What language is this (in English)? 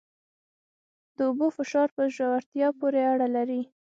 Pashto